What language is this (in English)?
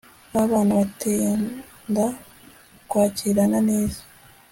Kinyarwanda